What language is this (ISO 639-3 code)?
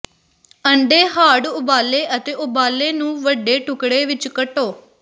pan